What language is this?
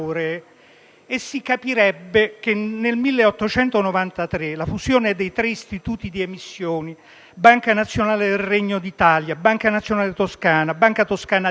Italian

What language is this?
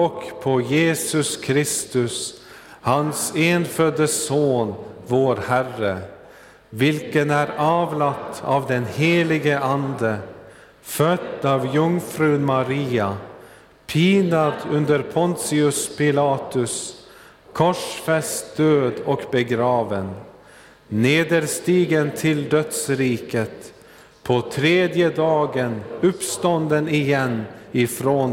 Swedish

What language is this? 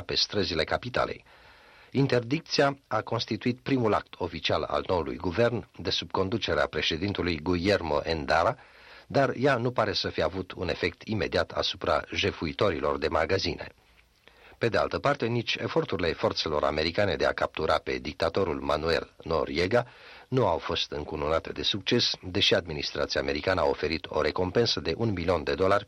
Romanian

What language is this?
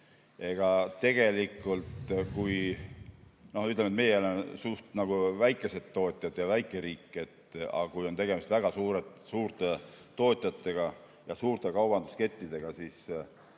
Estonian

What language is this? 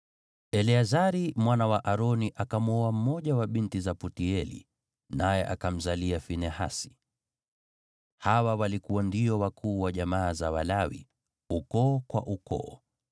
Swahili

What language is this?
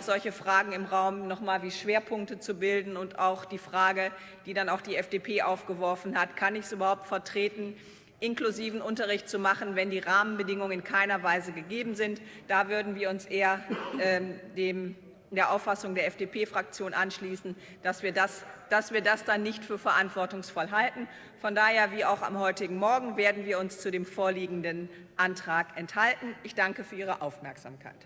German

